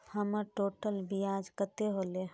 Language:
Magahi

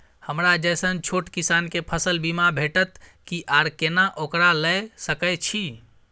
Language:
Maithili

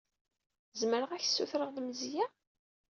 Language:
Kabyle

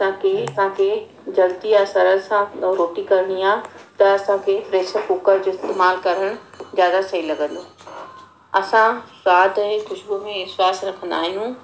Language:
Sindhi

